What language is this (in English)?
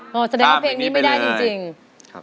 Thai